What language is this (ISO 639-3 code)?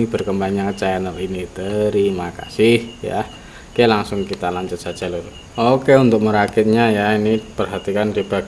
ind